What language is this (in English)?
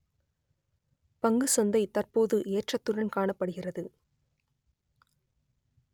Tamil